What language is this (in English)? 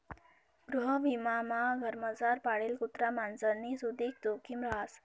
Marathi